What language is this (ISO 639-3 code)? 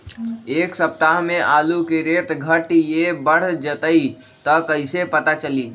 mag